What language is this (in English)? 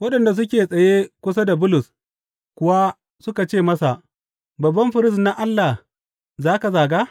Hausa